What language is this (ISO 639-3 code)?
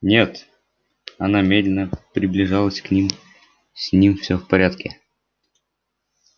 rus